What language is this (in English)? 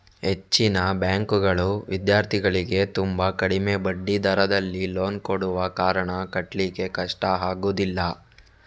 Kannada